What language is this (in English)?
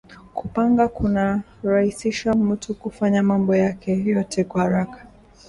Swahili